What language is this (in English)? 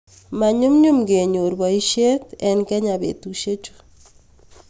Kalenjin